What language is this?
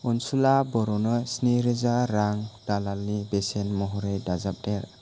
Bodo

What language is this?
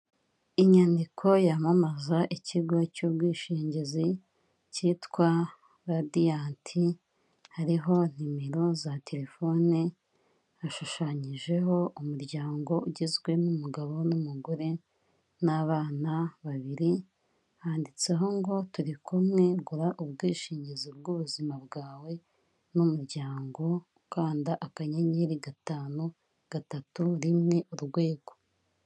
Kinyarwanda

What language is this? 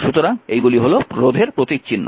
Bangla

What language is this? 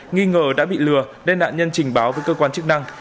Vietnamese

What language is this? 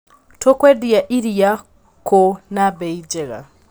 Kikuyu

